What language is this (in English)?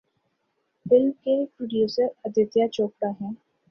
Urdu